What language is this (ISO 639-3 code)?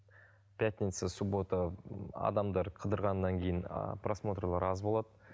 kaz